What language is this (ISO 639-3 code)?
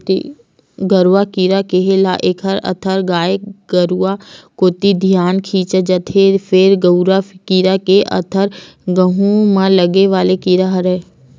hne